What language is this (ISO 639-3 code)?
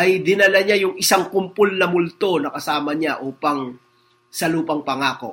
fil